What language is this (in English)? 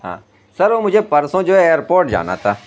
Urdu